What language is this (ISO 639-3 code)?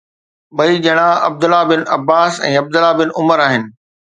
snd